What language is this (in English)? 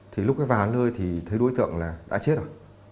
Vietnamese